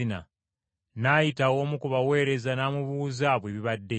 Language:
Ganda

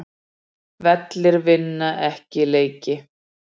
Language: Icelandic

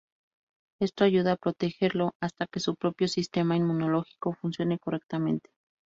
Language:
Spanish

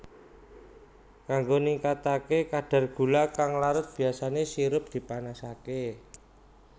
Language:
Javanese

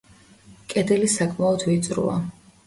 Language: Georgian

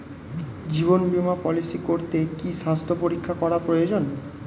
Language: Bangla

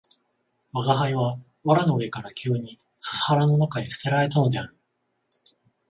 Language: Japanese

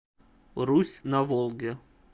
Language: Russian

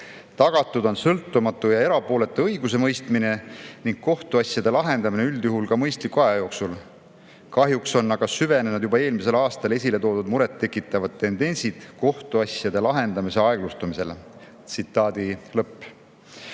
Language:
Estonian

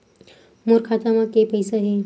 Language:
Chhattisgarhi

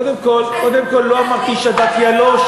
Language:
Hebrew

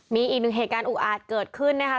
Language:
Thai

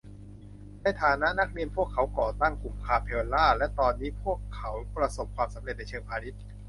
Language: Thai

